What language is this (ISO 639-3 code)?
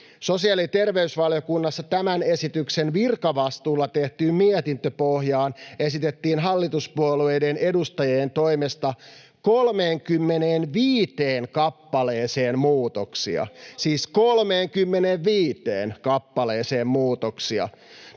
fin